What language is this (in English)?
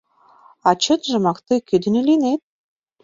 Mari